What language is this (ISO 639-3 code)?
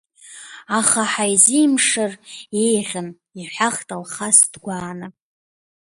abk